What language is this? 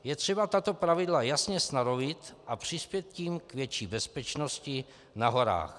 Czech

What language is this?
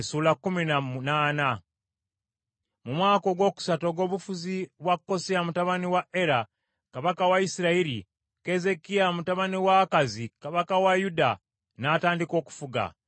Ganda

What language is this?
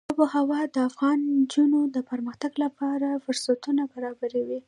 Pashto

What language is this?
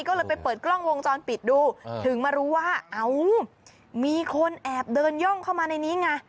Thai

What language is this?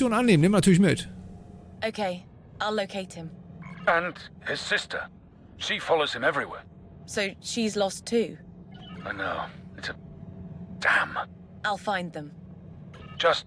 German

